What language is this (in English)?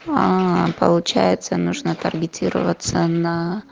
Russian